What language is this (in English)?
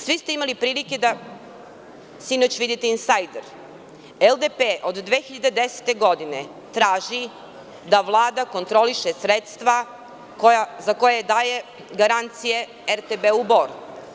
Serbian